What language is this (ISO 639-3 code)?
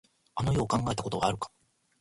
jpn